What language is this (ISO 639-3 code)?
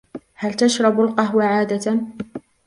ara